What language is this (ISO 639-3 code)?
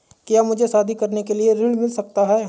hin